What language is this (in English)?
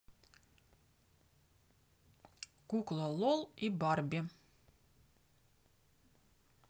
Russian